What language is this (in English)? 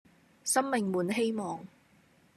Cantonese